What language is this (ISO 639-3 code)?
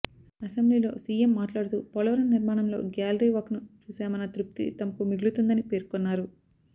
tel